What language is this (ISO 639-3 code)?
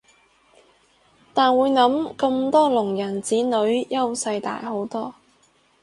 yue